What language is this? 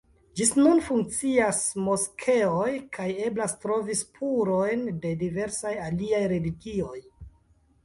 Esperanto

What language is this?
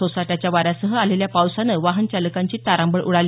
Marathi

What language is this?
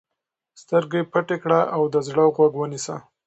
Pashto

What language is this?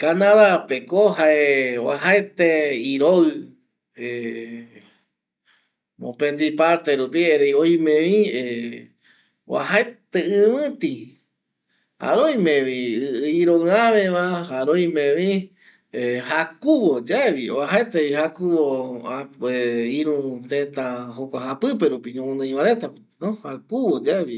Eastern Bolivian Guaraní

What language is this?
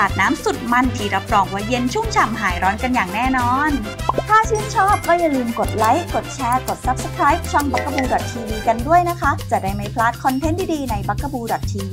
Thai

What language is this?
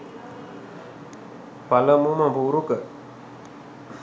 Sinhala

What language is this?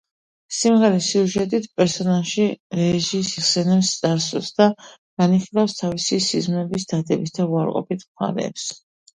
Georgian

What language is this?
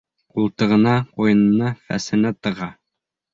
Bashkir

